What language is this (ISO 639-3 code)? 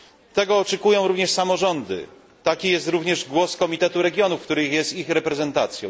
pol